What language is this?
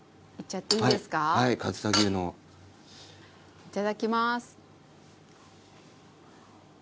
Japanese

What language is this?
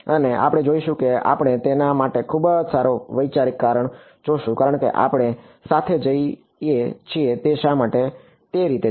Gujarati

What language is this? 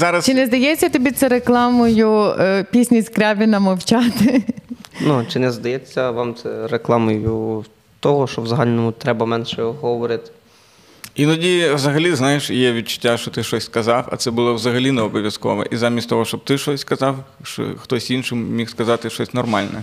Ukrainian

